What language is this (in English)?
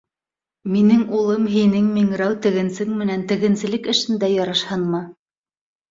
Bashkir